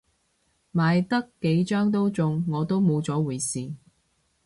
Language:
Cantonese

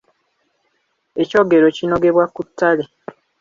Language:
Ganda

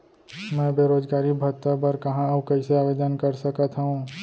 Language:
Chhattisgarhi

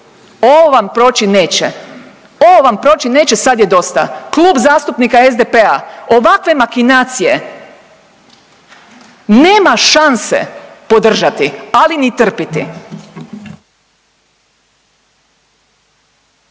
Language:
Croatian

